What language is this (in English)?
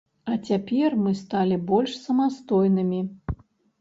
Belarusian